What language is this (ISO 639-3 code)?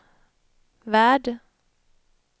swe